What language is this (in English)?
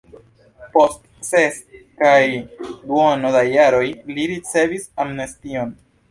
Esperanto